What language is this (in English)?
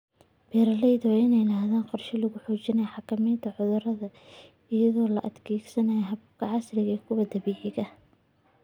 Somali